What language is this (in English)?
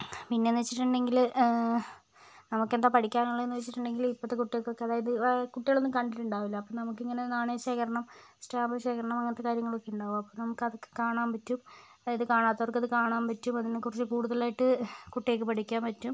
Malayalam